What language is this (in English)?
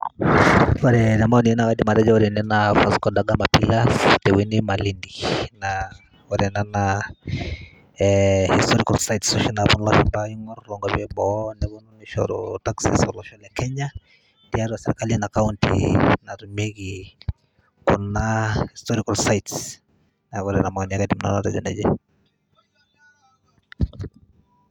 Masai